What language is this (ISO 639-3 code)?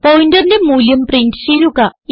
mal